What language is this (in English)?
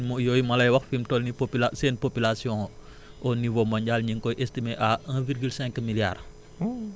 Wolof